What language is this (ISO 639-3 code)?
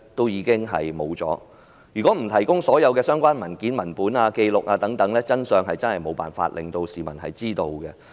yue